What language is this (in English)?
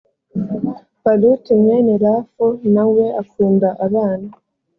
Kinyarwanda